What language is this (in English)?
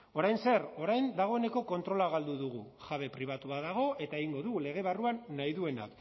Basque